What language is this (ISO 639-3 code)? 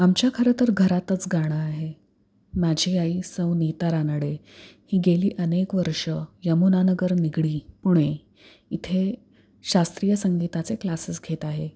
mar